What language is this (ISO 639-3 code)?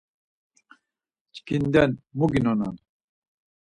lzz